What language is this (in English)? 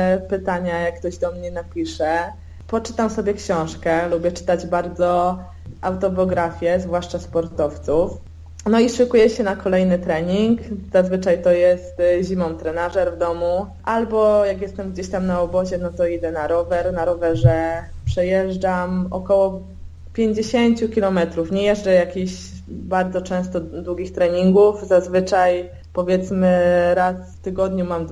Polish